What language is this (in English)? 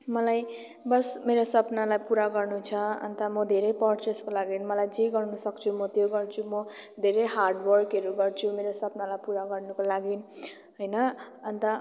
Nepali